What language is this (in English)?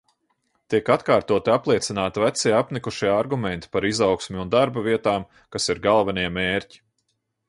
Latvian